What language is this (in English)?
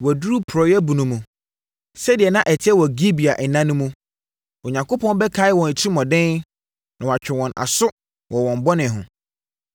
Akan